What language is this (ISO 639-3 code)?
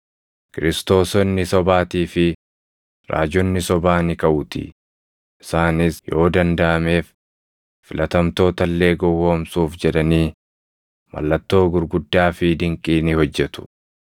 orm